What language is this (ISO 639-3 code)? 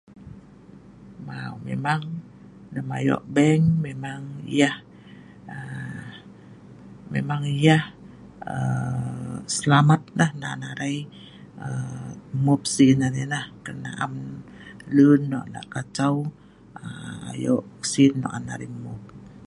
snv